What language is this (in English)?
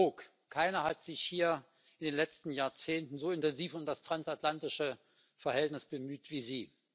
German